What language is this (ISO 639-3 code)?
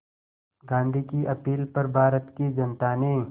hin